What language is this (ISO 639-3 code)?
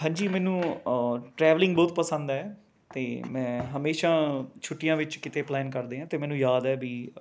pan